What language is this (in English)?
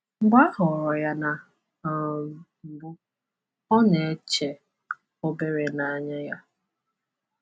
Igbo